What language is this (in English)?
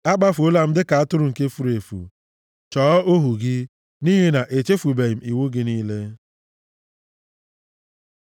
Igbo